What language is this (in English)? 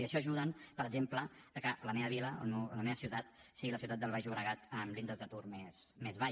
Catalan